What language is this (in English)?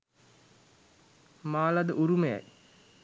Sinhala